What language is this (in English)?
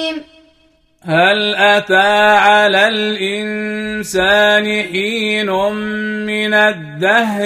Arabic